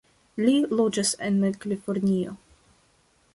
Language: Esperanto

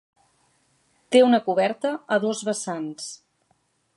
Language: Catalan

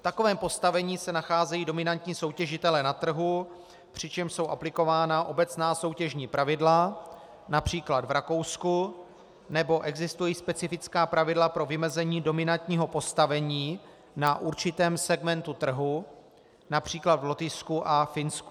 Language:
Czech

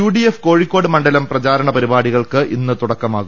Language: Malayalam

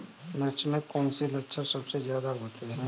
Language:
Hindi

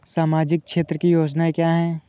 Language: Hindi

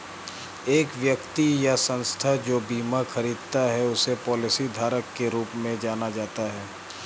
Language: Hindi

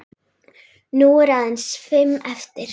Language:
Icelandic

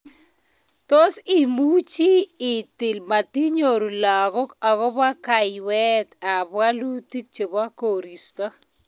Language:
Kalenjin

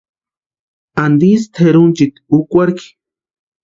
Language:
Western Highland Purepecha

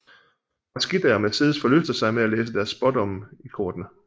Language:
Danish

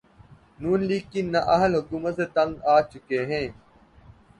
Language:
Urdu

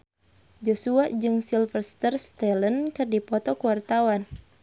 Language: Sundanese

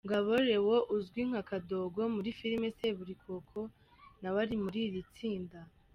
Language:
Kinyarwanda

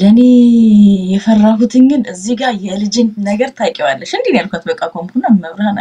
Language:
Arabic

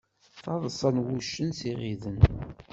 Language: Kabyle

